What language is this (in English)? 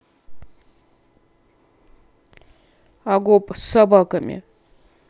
Russian